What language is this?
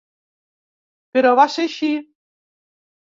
Catalan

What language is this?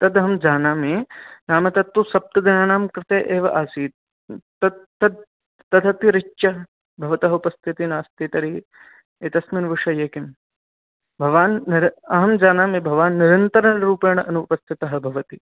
Sanskrit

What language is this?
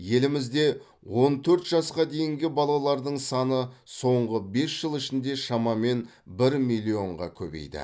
Kazakh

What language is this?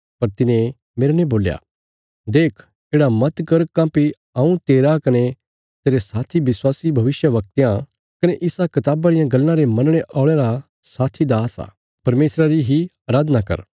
Bilaspuri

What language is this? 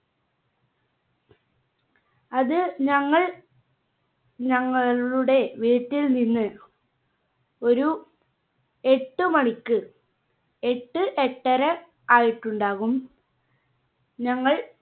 Malayalam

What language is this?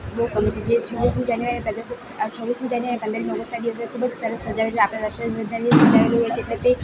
Gujarati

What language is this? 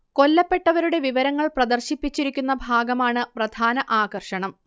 Malayalam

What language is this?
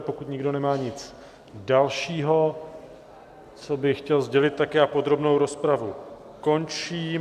Czech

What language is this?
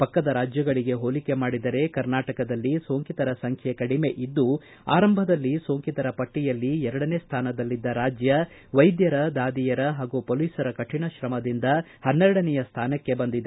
Kannada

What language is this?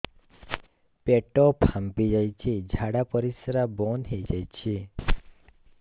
Odia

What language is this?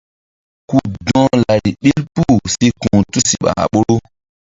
Mbum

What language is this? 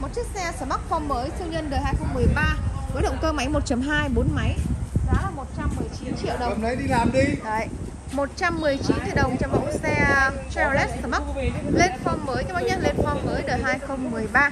Vietnamese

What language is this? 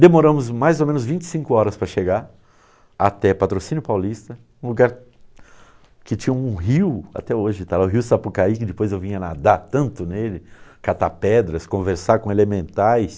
Portuguese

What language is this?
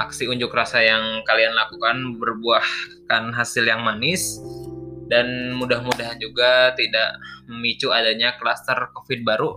Indonesian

